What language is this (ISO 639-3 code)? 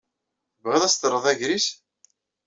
kab